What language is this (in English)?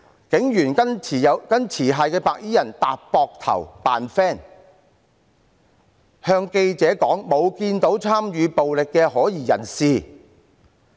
Cantonese